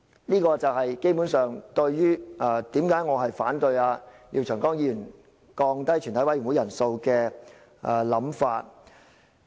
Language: Cantonese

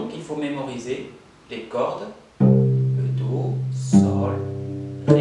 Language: French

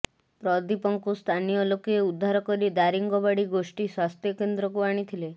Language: Odia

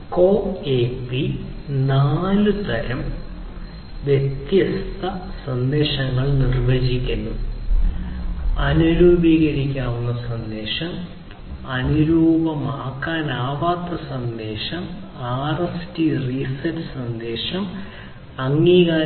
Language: Malayalam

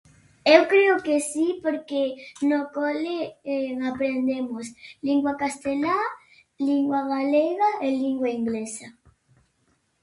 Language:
Galician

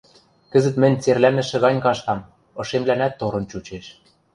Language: Western Mari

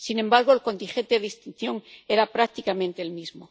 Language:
Spanish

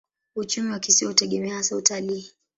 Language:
Swahili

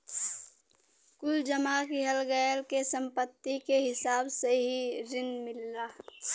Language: Bhojpuri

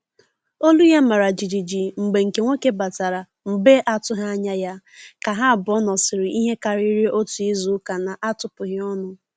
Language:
Igbo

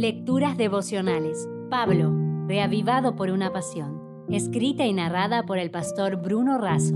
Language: Spanish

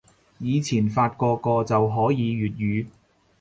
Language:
Cantonese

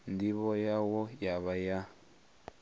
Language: Venda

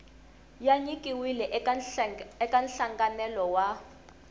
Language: Tsonga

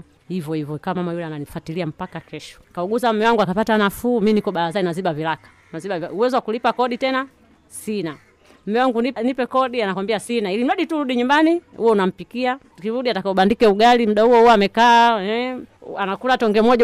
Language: Swahili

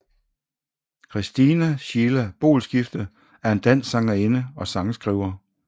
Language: Danish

